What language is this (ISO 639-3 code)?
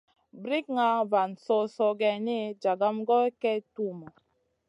mcn